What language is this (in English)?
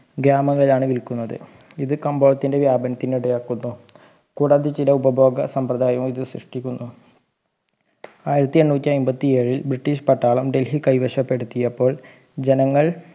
Malayalam